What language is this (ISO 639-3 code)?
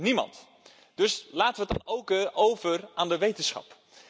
nld